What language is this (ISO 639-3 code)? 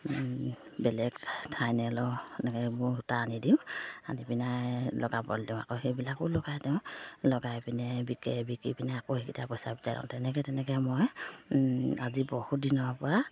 asm